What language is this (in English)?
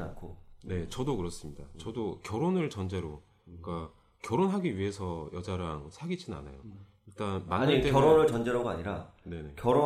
Korean